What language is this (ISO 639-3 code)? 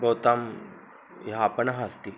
san